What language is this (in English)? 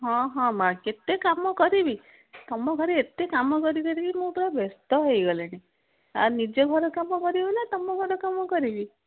Odia